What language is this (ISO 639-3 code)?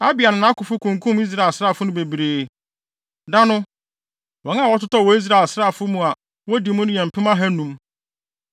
aka